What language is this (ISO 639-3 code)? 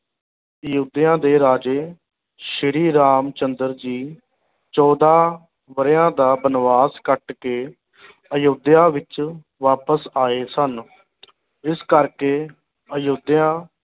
pan